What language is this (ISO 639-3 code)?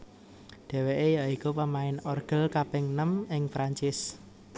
jav